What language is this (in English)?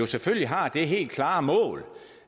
Danish